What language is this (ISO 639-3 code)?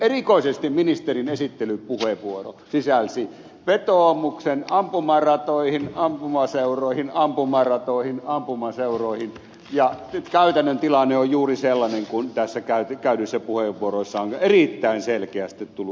fin